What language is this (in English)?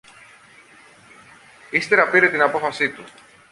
Greek